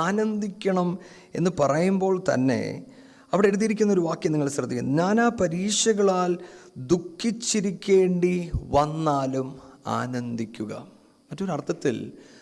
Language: Malayalam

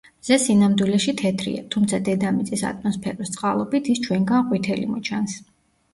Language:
Georgian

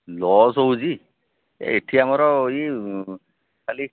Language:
Odia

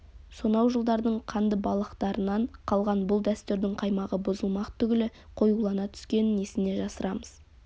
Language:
Kazakh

